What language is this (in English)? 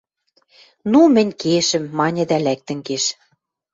Western Mari